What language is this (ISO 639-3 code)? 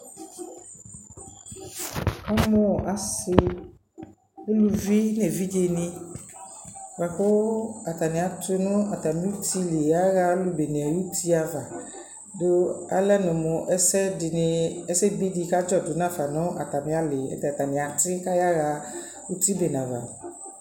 kpo